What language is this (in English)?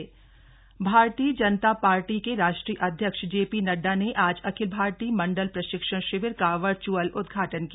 Hindi